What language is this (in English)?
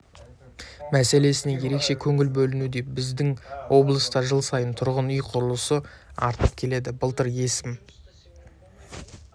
Kazakh